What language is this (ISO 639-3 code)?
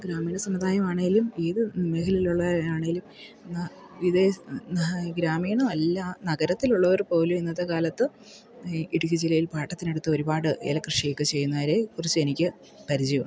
mal